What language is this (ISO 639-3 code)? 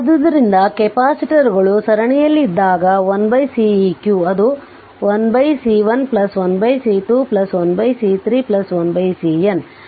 kan